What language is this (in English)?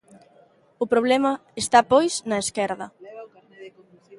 Galician